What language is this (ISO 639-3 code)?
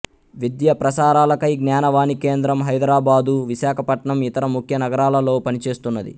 tel